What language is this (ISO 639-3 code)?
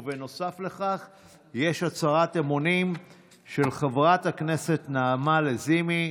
heb